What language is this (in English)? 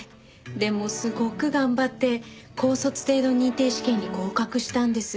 Japanese